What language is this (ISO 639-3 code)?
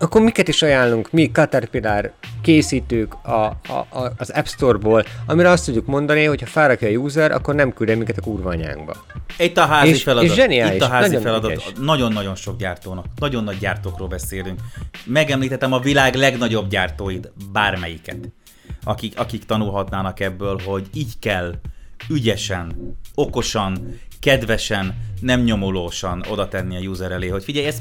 hun